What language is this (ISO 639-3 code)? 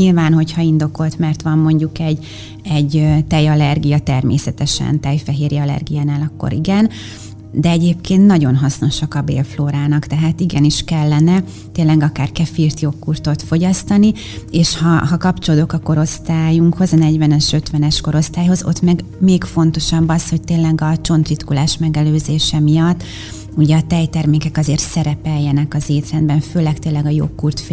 hun